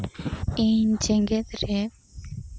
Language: Santali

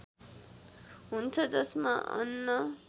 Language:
Nepali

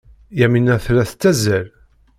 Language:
Kabyle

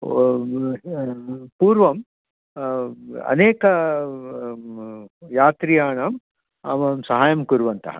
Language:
Sanskrit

